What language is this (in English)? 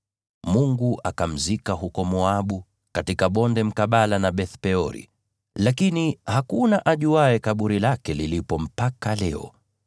Swahili